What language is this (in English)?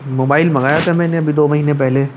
Urdu